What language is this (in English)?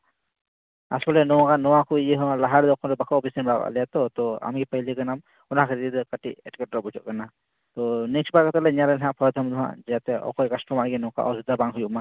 Santali